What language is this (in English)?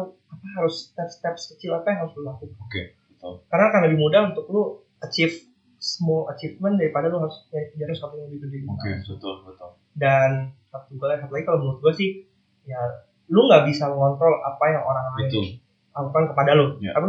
Indonesian